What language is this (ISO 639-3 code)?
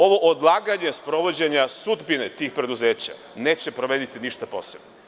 srp